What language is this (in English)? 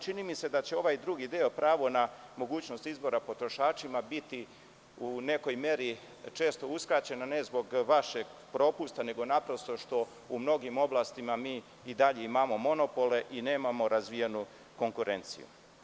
Serbian